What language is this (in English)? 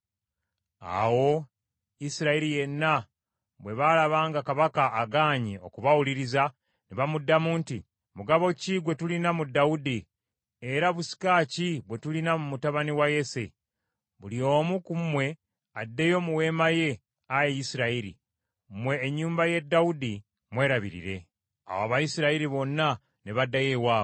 Ganda